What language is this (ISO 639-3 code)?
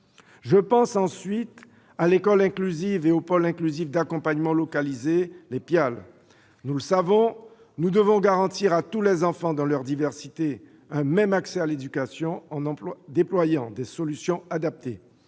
fra